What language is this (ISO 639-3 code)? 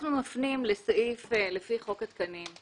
heb